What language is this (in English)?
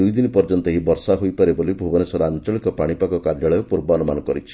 Odia